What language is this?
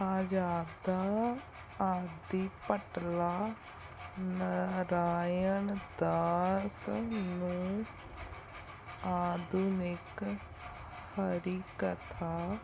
Punjabi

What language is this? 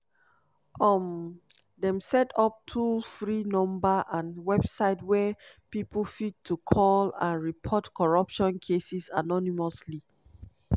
Nigerian Pidgin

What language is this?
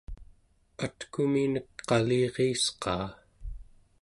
Central Yupik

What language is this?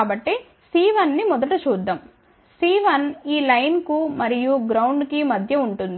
Telugu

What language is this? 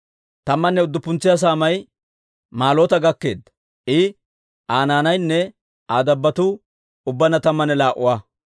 Dawro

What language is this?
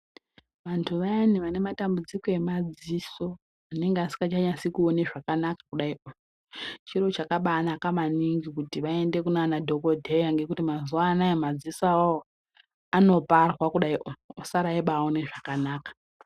Ndau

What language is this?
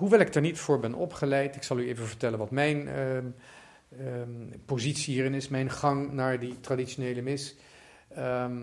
Dutch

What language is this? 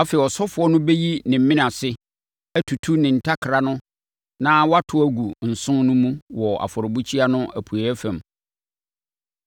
Akan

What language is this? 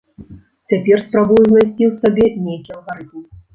Belarusian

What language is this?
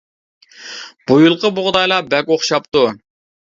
Uyghur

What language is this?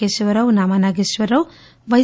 Telugu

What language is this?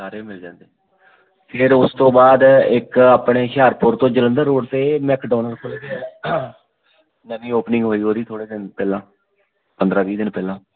Punjabi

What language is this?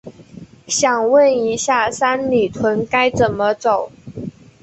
Chinese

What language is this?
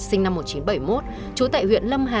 Vietnamese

